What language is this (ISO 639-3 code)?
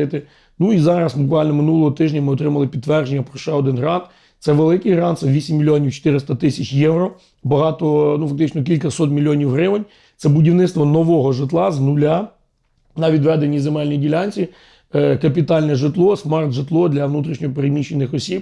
ukr